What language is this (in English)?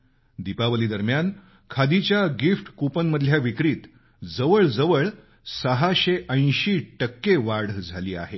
Marathi